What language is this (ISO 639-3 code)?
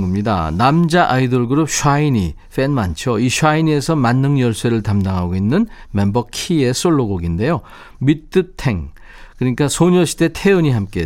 kor